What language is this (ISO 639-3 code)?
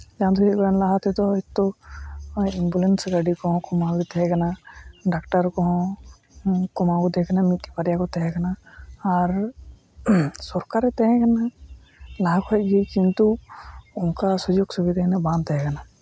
sat